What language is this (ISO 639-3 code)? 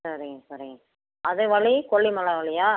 tam